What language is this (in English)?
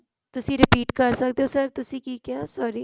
Punjabi